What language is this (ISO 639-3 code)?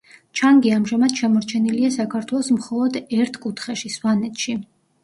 kat